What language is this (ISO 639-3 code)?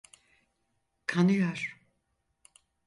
tur